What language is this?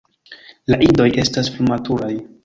Esperanto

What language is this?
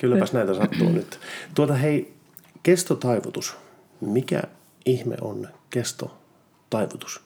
Finnish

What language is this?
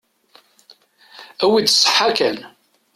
Kabyle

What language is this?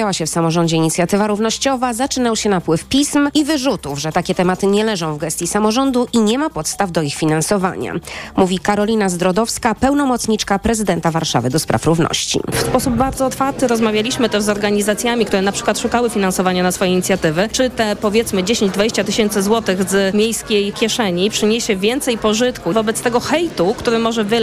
Polish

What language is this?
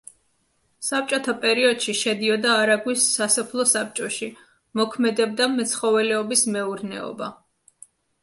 Georgian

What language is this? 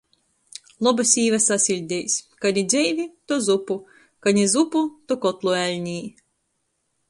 Latgalian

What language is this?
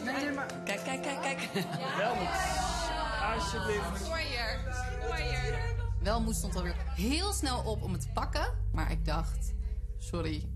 Dutch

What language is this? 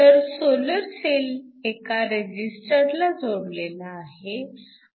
Marathi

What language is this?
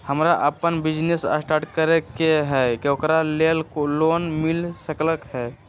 Magahi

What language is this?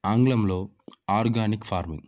Telugu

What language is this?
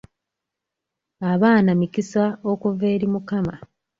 Ganda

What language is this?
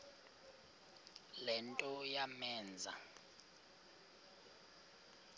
Xhosa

